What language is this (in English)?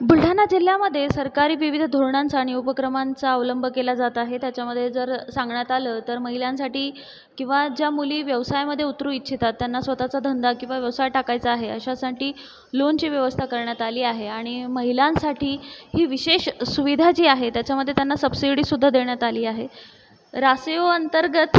Marathi